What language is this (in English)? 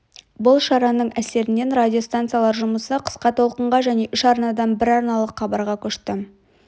Kazakh